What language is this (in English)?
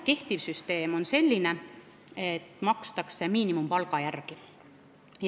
Estonian